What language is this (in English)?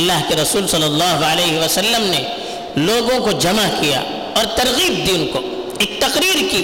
Urdu